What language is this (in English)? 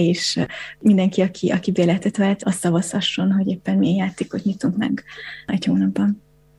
Hungarian